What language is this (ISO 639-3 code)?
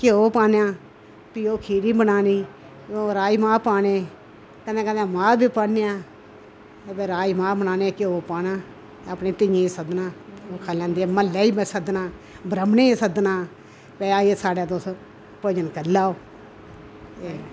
doi